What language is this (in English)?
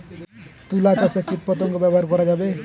Bangla